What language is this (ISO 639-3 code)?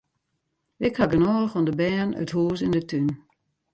fry